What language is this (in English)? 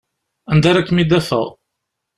Kabyle